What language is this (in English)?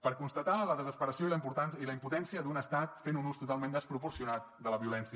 Catalan